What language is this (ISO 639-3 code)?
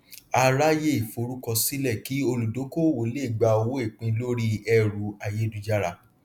yor